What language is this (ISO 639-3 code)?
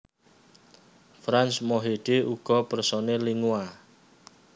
jav